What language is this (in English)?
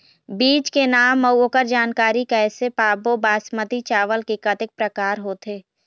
Chhattisgarhi